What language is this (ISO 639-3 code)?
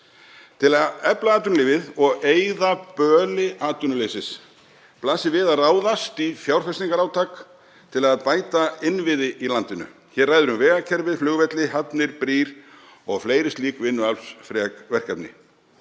isl